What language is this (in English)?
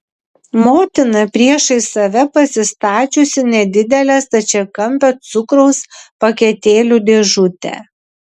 Lithuanian